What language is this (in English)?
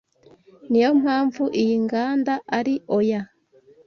Kinyarwanda